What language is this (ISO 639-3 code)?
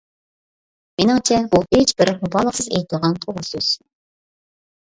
uig